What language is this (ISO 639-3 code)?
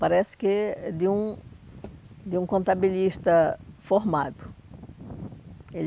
por